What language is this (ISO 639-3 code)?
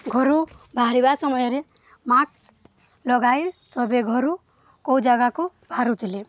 ori